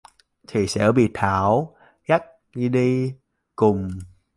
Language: Vietnamese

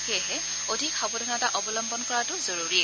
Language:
Assamese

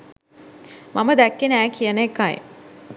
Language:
Sinhala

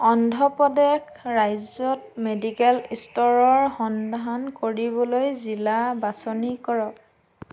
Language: Assamese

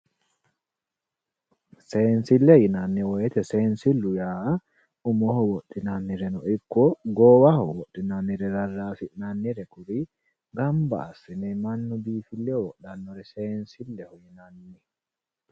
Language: Sidamo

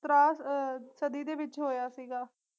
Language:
Punjabi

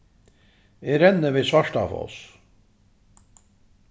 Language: Faroese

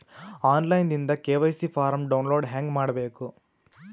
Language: Kannada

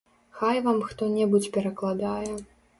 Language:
Belarusian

